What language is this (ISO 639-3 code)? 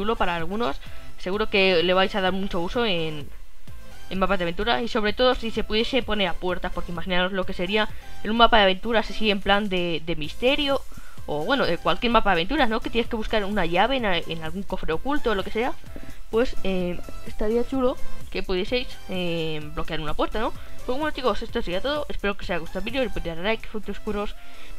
spa